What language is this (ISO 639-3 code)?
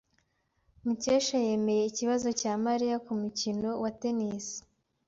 kin